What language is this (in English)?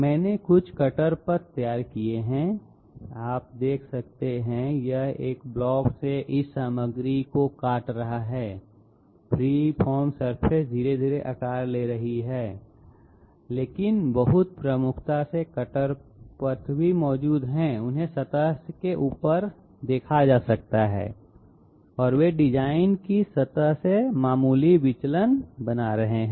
Hindi